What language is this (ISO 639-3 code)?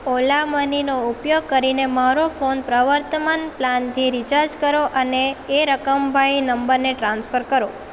guj